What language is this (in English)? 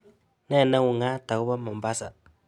Kalenjin